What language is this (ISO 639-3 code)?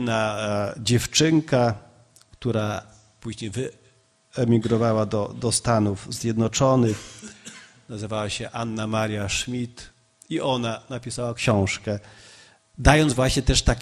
pol